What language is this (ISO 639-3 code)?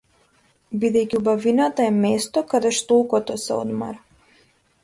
mkd